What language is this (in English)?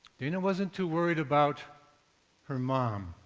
English